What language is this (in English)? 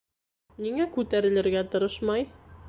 Bashkir